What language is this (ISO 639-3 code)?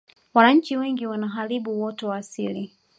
swa